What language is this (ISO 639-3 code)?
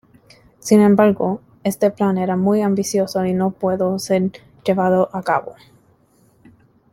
spa